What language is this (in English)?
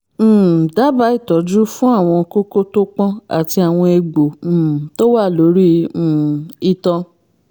Yoruba